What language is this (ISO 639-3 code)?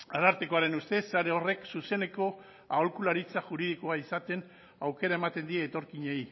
eus